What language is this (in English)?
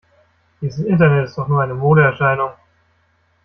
German